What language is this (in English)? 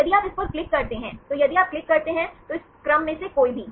Hindi